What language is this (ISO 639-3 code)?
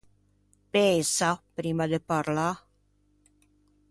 lij